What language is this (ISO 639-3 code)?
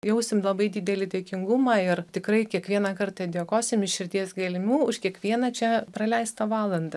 lit